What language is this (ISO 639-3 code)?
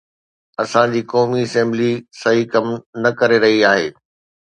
snd